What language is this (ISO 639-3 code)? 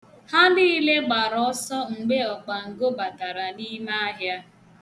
ibo